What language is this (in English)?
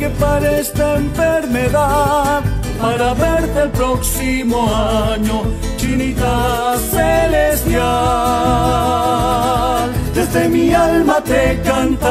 Romanian